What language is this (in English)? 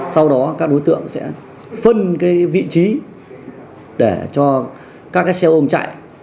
Vietnamese